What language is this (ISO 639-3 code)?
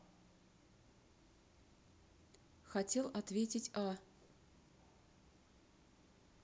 rus